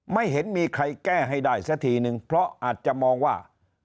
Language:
Thai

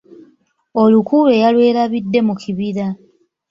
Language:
Ganda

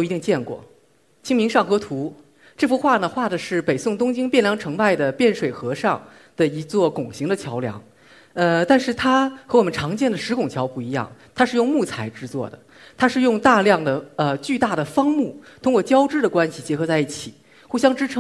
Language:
Chinese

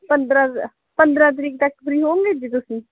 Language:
Punjabi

